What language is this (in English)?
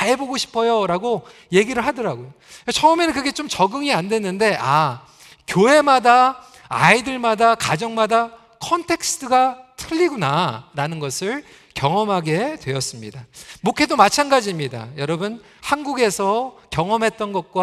Korean